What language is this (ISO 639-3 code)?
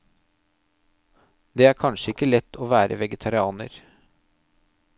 nor